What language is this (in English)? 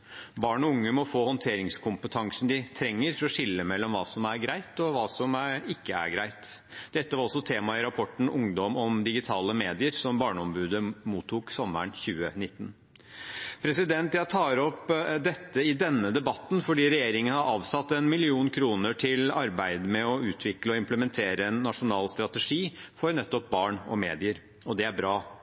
Norwegian Bokmål